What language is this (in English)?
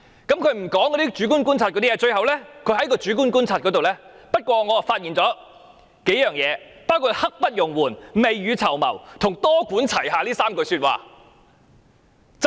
Cantonese